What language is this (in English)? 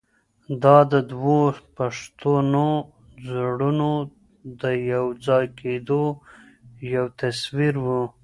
Pashto